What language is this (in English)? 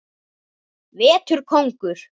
Icelandic